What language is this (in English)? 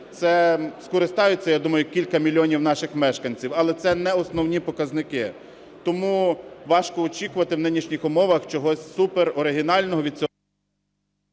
Ukrainian